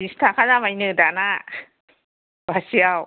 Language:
Bodo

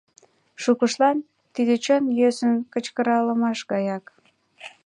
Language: Mari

